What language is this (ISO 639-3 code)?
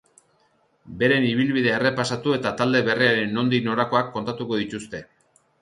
eus